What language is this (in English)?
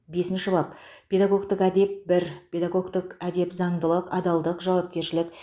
Kazakh